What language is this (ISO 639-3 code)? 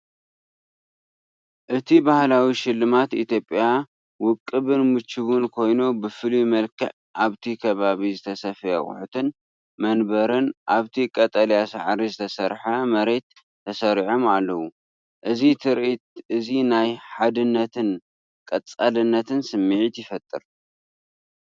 tir